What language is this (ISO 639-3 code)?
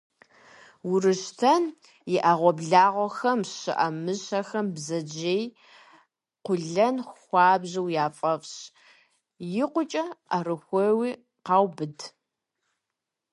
kbd